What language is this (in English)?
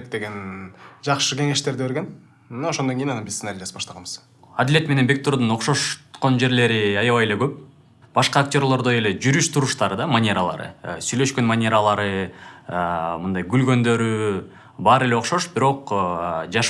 Turkish